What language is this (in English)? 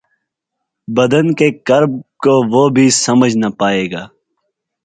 Urdu